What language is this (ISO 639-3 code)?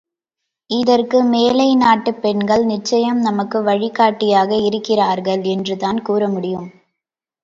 tam